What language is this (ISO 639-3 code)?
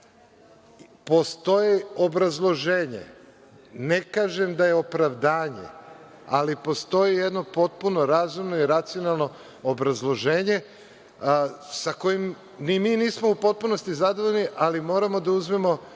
srp